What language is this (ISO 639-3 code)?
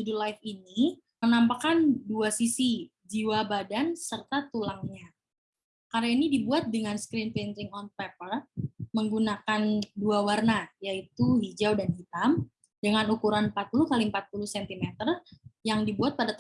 ind